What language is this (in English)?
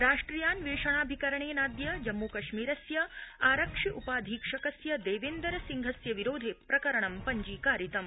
Sanskrit